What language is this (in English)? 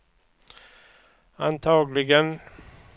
Swedish